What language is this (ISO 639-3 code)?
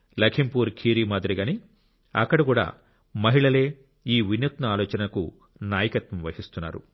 tel